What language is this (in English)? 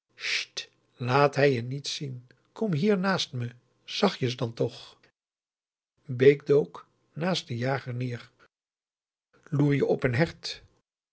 Dutch